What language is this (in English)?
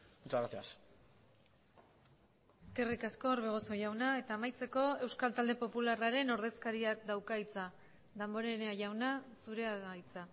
Basque